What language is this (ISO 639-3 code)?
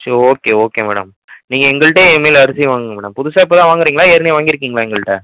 tam